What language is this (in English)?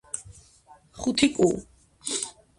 Georgian